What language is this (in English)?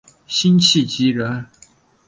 Chinese